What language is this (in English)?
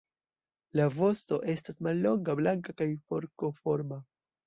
Esperanto